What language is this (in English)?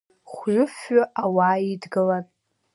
Abkhazian